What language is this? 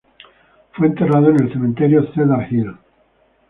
Spanish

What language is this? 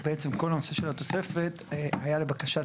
Hebrew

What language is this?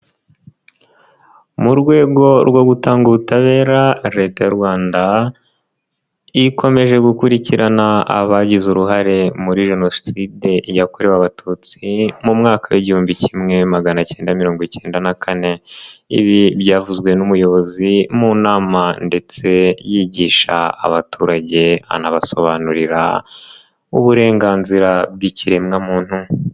Kinyarwanda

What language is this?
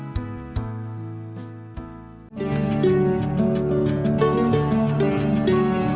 Vietnamese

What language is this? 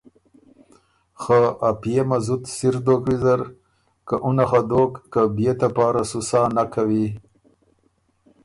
Ormuri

